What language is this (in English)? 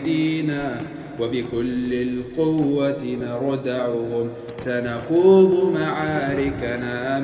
Arabic